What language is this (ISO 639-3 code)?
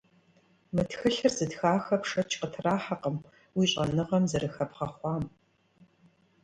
kbd